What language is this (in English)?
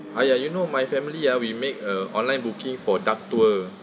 English